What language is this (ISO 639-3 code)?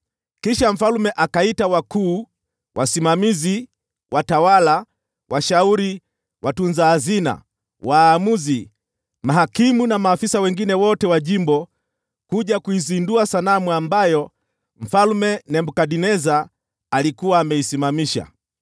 swa